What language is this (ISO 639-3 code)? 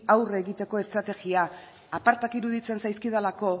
eus